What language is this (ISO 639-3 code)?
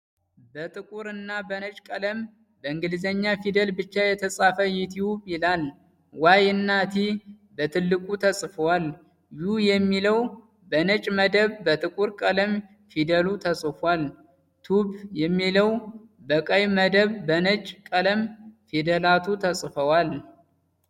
amh